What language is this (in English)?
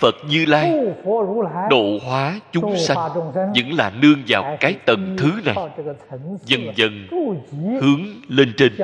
Vietnamese